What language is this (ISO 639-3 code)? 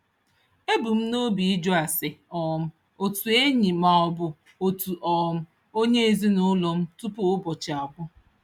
ibo